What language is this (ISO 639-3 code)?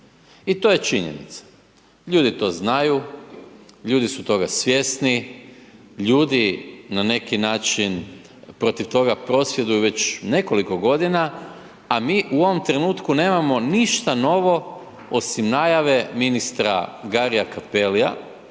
hrv